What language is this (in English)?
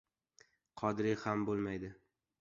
Uzbek